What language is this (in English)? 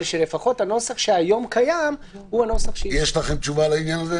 Hebrew